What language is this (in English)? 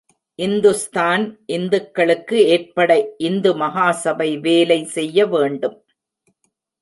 Tamil